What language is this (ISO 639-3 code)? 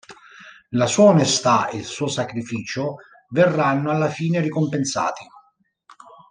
ita